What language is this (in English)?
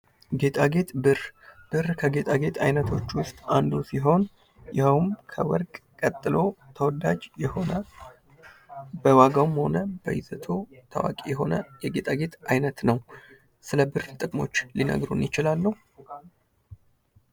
Amharic